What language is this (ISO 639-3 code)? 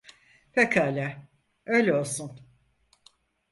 tur